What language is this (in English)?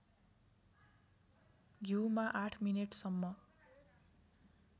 Nepali